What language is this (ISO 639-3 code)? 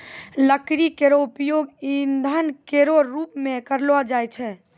mai